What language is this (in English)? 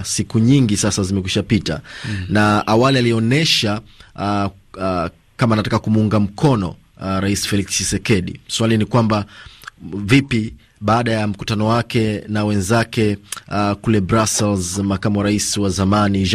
Swahili